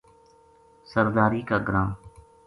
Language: Gujari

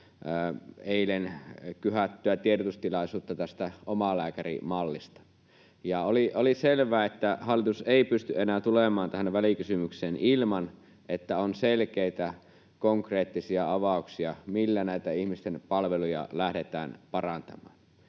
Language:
Finnish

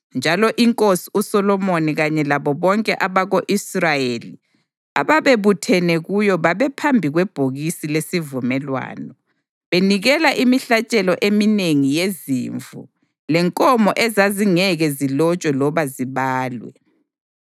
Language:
North Ndebele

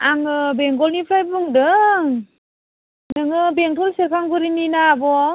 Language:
Bodo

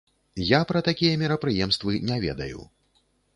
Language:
Belarusian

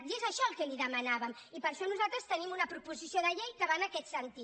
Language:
Catalan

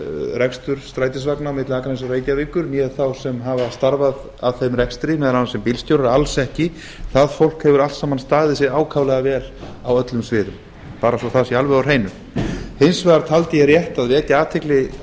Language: Icelandic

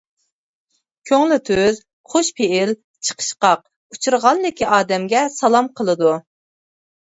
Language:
Uyghur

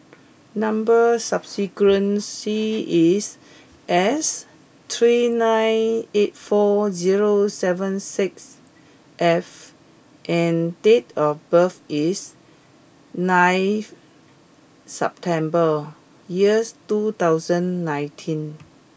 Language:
English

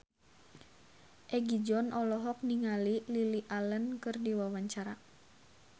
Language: Sundanese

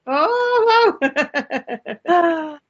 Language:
Welsh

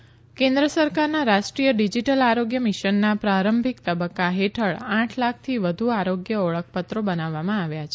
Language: Gujarati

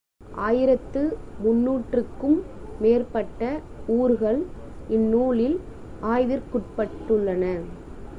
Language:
Tamil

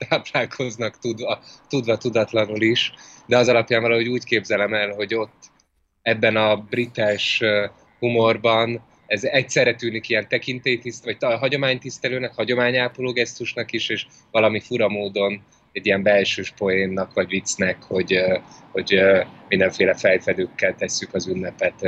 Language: Hungarian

